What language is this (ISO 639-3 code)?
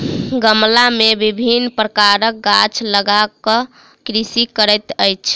mai